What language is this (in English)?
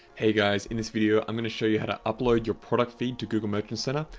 English